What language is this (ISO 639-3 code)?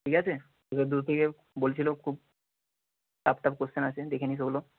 ben